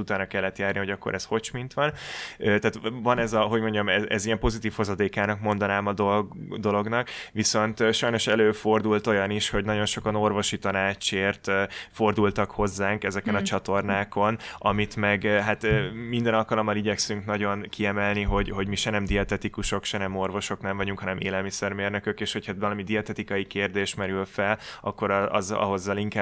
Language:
Hungarian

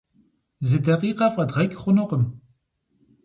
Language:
Kabardian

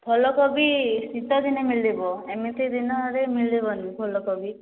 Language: Odia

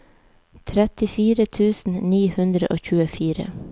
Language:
Norwegian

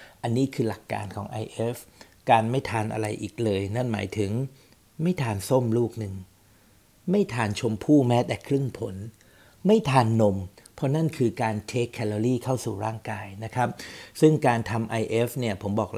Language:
Thai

